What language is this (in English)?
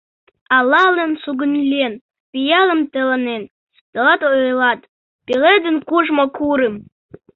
Mari